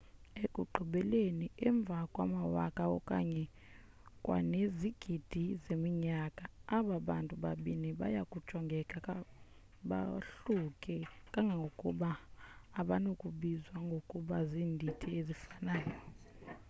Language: Xhosa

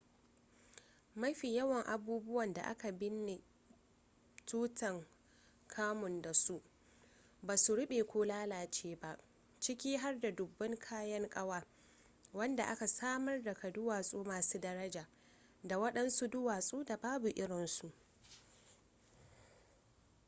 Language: Hausa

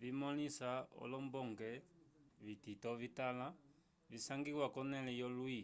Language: Umbundu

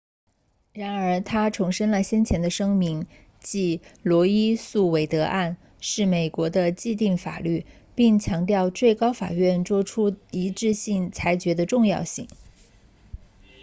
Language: Chinese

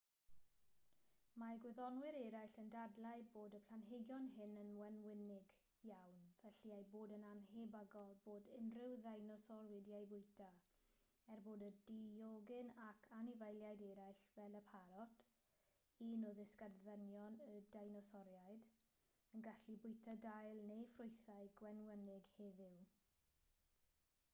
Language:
Welsh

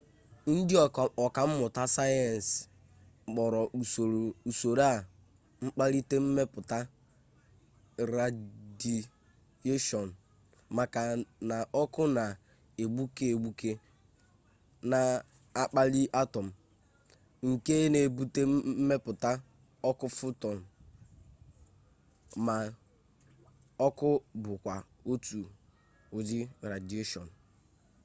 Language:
Igbo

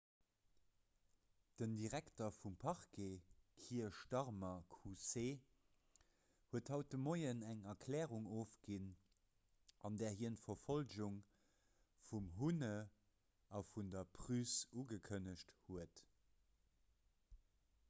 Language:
Luxembourgish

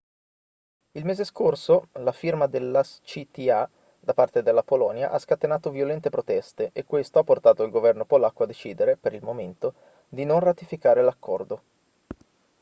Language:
Italian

